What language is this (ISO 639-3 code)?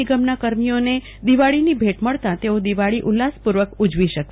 guj